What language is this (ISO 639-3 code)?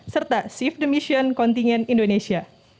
ind